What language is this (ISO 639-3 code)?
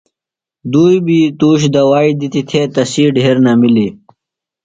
phl